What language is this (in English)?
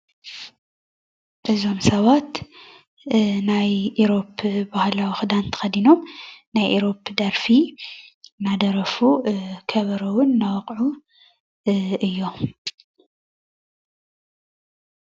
Tigrinya